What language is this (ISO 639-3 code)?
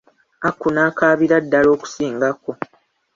lug